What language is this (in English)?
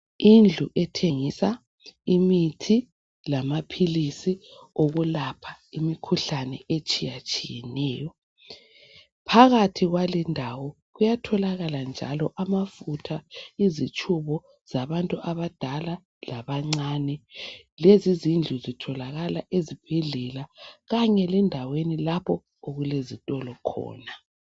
North Ndebele